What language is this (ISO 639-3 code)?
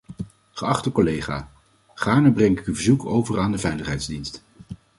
nld